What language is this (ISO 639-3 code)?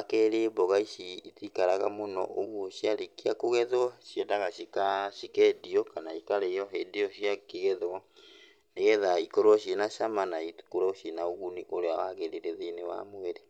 kik